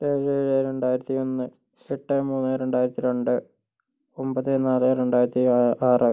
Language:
Malayalam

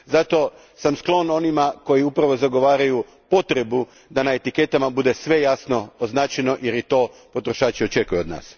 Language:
Croatian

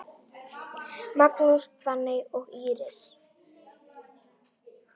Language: Icelandic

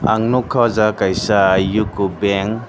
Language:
Kok Borok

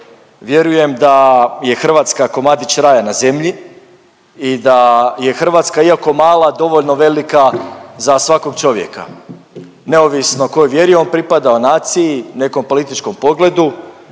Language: Croatian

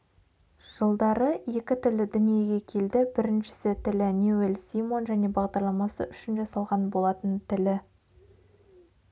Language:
Kazakh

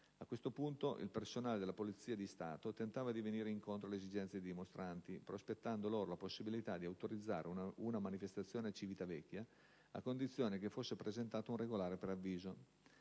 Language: Italian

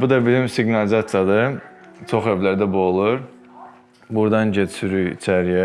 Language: Turkish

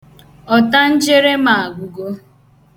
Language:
Igbo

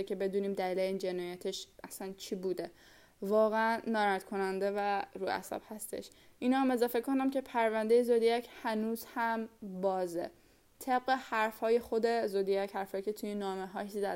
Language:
Persian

